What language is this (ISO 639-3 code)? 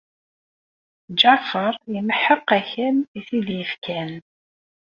kab